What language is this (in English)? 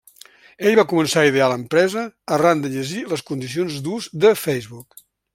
Catalan